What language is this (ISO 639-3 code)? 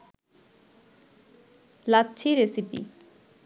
ben